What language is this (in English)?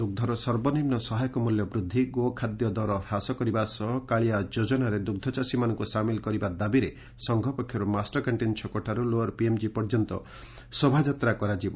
Odia